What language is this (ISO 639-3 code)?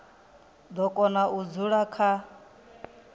ven